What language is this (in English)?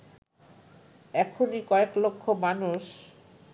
Bangla